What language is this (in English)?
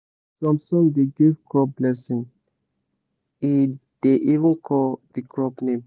Nigerian Pidgin